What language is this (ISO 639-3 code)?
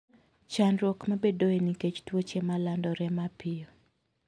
luo